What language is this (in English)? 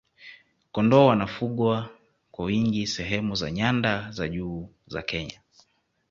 Swahili